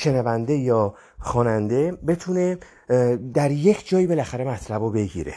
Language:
Persian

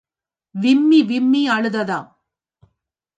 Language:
Tamil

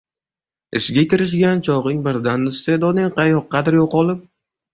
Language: Uzbek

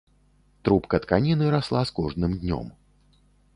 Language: Belarusian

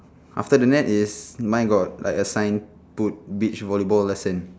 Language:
English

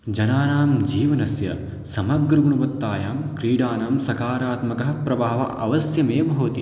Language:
Sanskrit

